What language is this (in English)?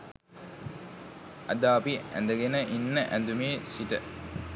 Sinhala